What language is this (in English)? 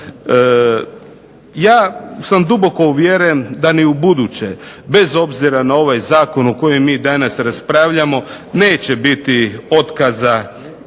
Croatian